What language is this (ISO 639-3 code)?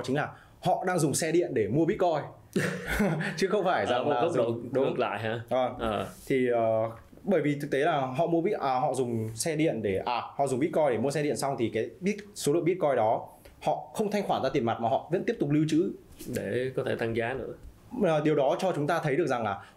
vie